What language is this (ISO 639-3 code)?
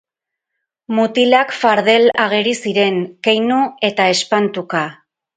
eus